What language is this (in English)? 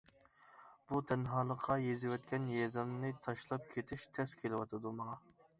Uyghur